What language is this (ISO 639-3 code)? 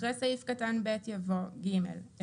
heb